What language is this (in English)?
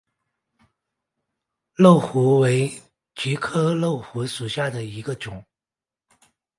Chinese